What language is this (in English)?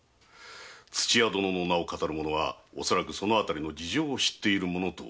Japanese